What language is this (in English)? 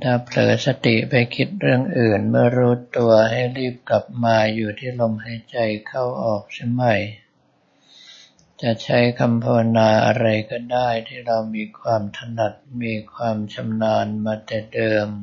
Thai